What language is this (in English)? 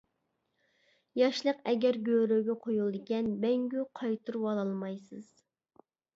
Uyghur